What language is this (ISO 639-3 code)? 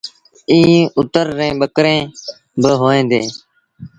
sbn